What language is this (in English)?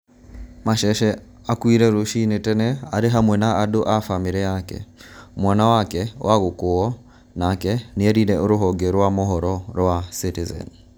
Kikuyu